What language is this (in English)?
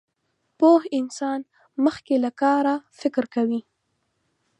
Pashto